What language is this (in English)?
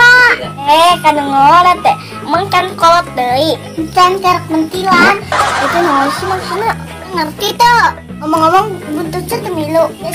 Japanese